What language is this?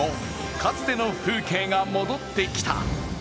Japanese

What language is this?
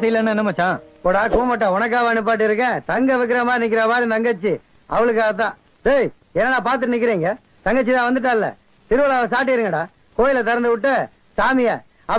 Tamil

